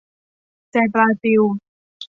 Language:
Thai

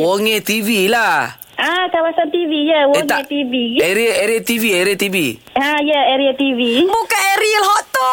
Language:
Malay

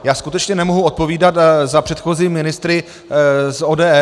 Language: Czech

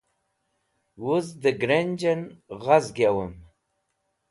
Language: Wakhi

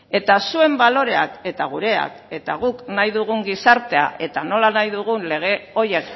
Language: Basque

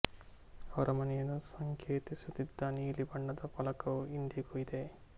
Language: Kannada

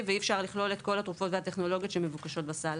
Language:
Hebrew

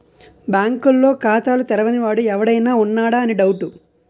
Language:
Telugu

